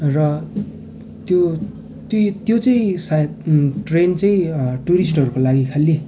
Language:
Nepali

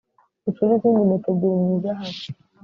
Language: Kinyarwanda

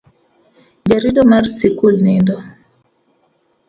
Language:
Luo (Kenya and Tanzania)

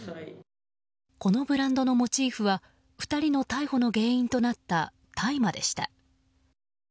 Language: Japanese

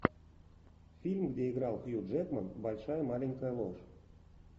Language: Russian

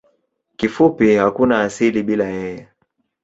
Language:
Swahili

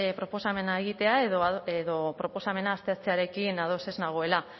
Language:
Basque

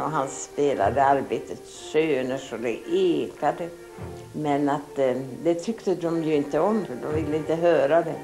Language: Swedish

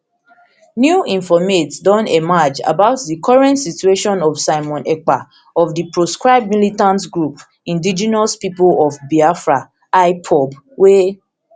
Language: Nigerian Pidgin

